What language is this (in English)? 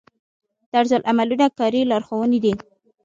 Pashto